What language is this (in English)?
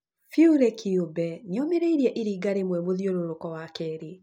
Kikuyu